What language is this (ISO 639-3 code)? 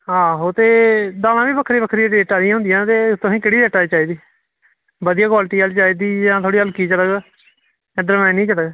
doi